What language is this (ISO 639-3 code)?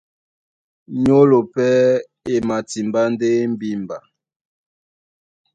dua